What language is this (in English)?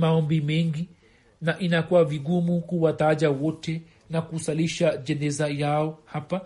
Swahili